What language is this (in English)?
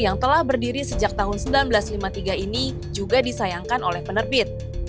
Indonesian